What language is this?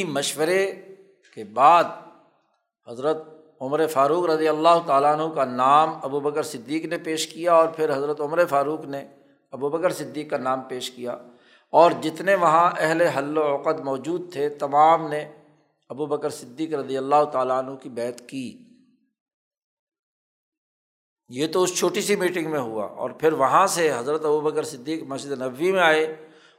Urdu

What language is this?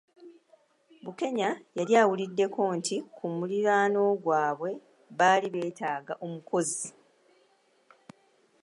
Ganda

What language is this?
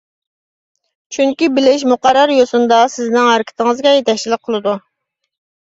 Uyghur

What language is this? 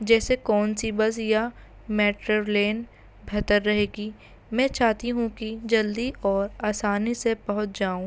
Urdu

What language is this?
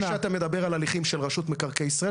Hebrew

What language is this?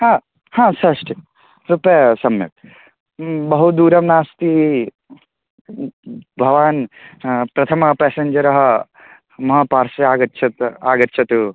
Sanskrit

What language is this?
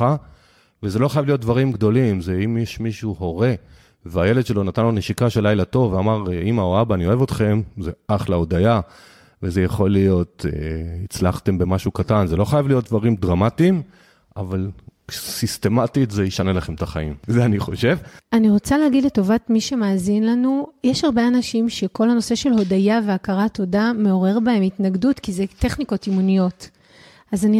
Hebrew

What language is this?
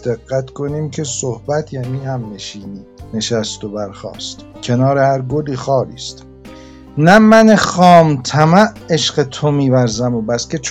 Persian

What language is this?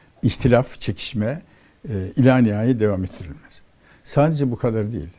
Turkish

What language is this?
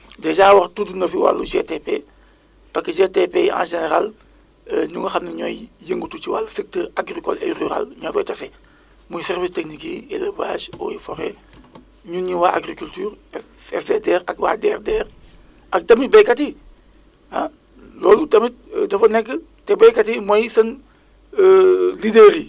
Wolof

